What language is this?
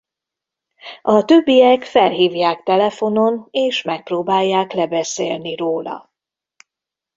Hungarian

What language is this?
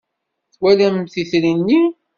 Kabyle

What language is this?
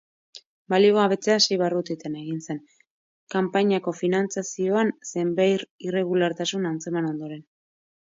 Basque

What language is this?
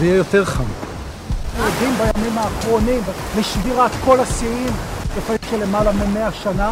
Hebrew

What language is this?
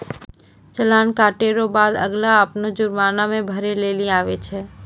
Maithili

